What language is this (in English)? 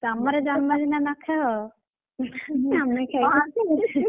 Odia